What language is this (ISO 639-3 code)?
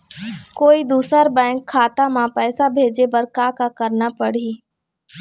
hne